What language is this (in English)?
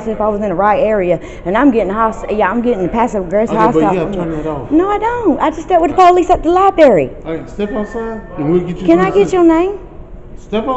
English